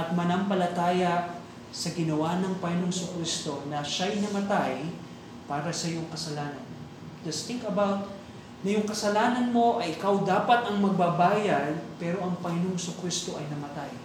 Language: Filipino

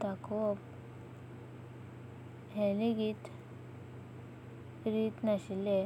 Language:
Konkani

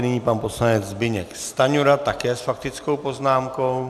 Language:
Czech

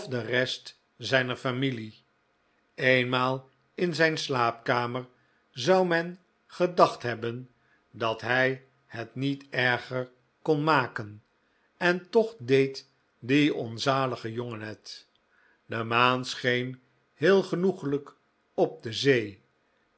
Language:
Dutch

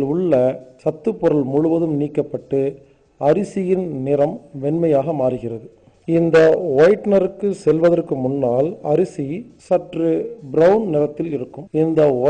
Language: Turkish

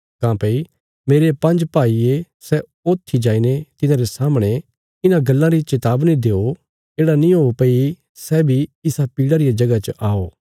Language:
Bilaspuri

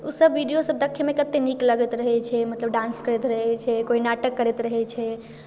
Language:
Maithili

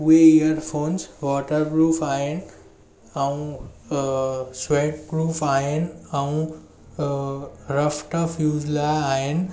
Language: Sindhi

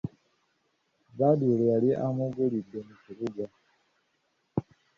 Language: Ganda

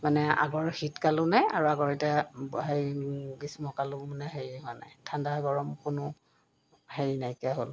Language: Assamese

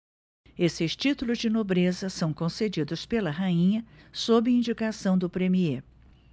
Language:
Portuguese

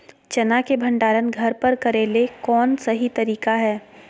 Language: Magahi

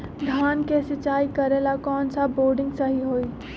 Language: Magahi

